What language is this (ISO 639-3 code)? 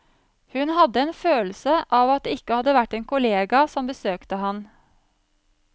nor